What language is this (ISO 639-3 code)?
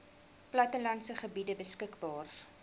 afr